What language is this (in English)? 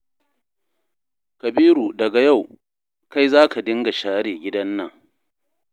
Hausa